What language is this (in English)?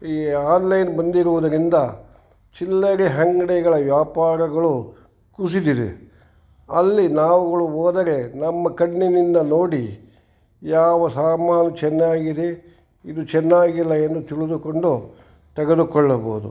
Kannada